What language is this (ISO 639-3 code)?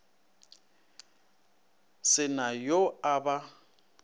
nso